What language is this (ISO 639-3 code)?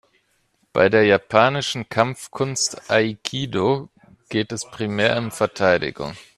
deu